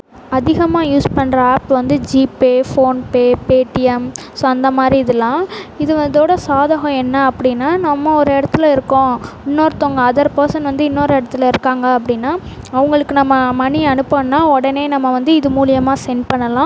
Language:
Tamil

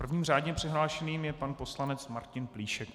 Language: Czech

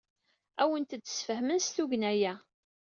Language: Kabyle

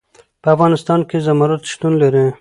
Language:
Pashto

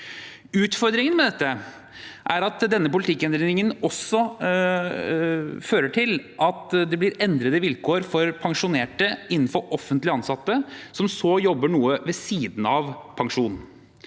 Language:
Norwegian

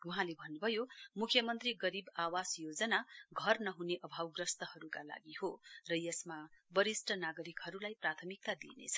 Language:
Nepali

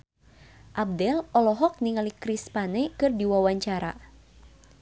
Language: Sundanese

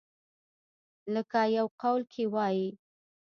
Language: Pashto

